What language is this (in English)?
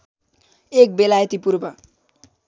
Nepali